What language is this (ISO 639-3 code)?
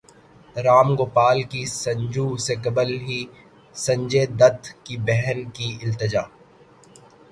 urd